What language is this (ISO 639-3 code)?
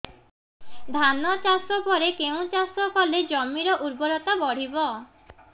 ori